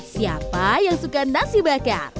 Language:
Indonesian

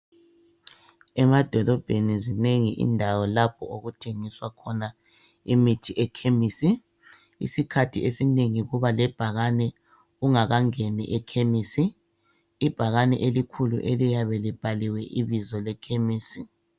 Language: North Ndebele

